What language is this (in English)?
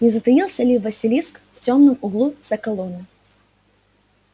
Russian